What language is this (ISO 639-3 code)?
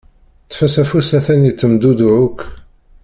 kab